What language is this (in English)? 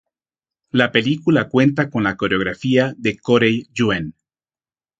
Spanish